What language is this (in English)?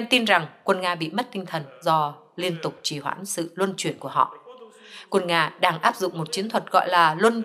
Vietnamese